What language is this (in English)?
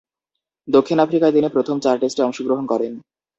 Bangla